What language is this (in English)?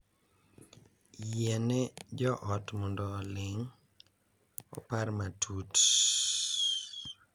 Luo (Kenya and Tanzania)